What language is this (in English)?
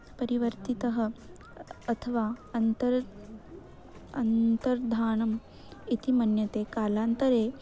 Sanskrit